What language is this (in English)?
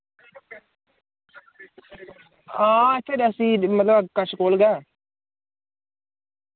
Dogri